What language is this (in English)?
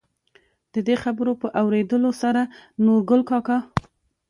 Pashto